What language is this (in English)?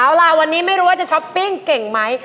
Thai